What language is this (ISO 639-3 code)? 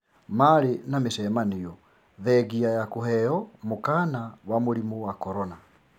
kik